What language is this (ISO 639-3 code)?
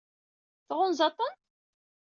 kab